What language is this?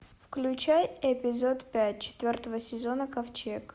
Russian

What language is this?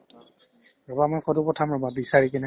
Assamese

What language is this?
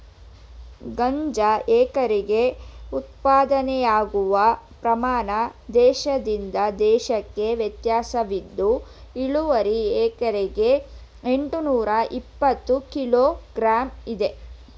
Kannada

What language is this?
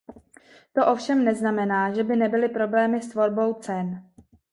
Czech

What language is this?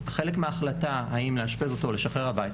Hebrew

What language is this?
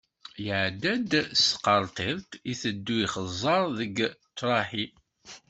Kabyle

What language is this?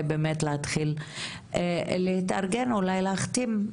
Hebrew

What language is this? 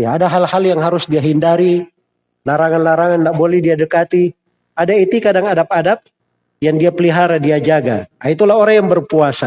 Indonesian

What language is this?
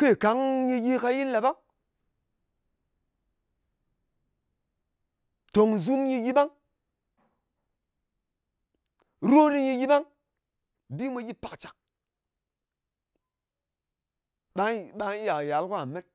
Ngas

